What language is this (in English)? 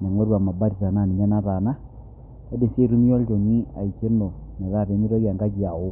Masai